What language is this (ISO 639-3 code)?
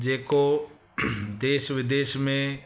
snd